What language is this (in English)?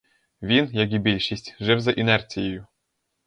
Ukrainian